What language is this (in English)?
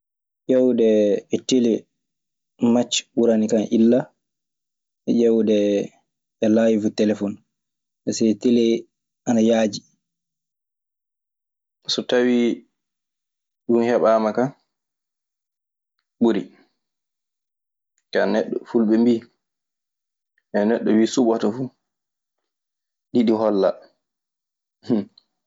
Maasina Fulfulde